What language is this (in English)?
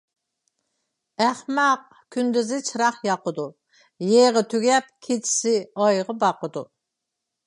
Uyghur